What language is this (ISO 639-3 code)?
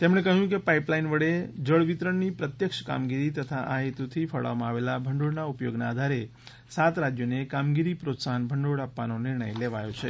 guj